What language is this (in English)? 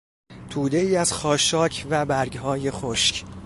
Persian